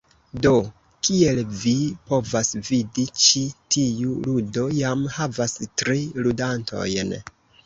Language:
Esperanto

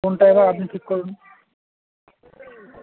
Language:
Bangla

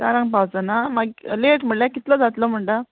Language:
Konkani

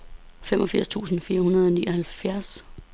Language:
Danish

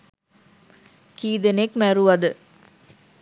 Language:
Sinhala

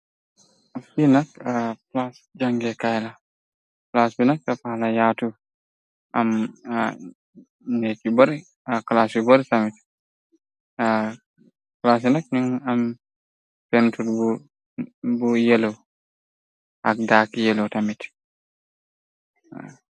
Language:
Wolof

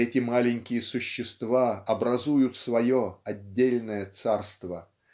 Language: Russian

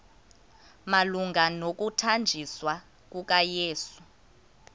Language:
Xhosa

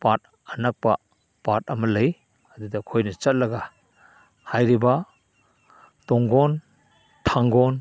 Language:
Manipuri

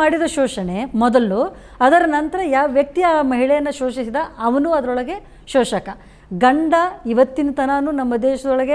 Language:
Kannada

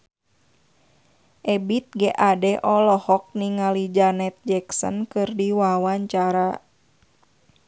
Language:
Sundanese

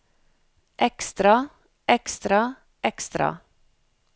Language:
Norwegian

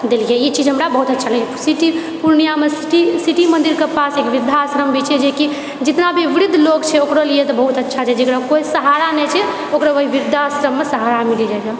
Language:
Maithili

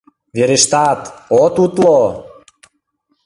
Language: Mari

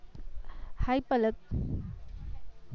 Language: Gujarati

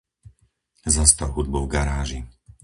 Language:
Slovak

